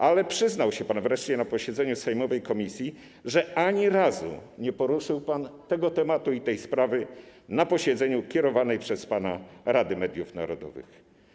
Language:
Polish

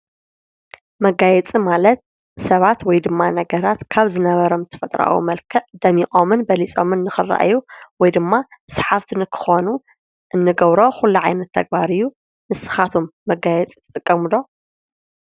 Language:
Tigrinya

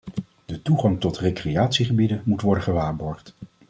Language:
Dutch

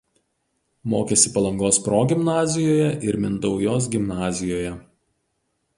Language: Lithuanian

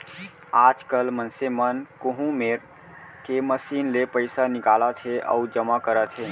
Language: Chhattisgarhi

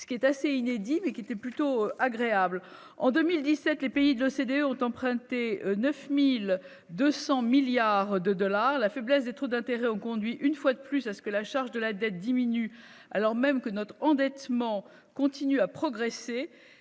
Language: French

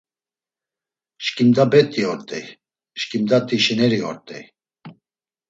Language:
Laz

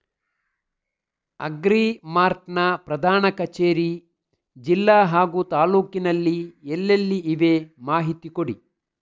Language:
Kannada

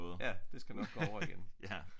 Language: Danish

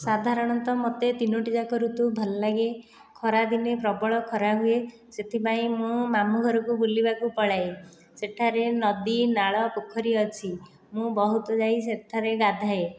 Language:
Odia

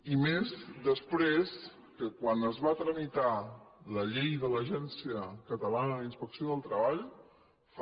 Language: Catalan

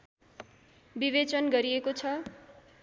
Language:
Nepali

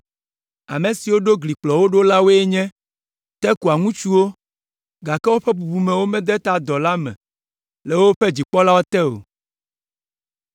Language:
Ewe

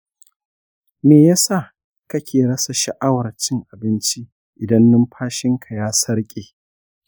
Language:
Hausa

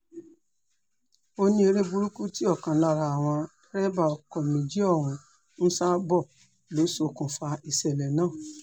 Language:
Yoruba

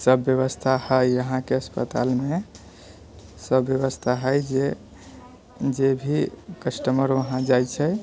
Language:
Maithili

